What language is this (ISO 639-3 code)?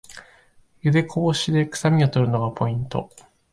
jpn